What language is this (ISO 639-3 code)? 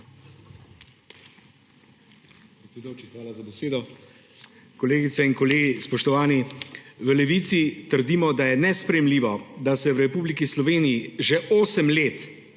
slv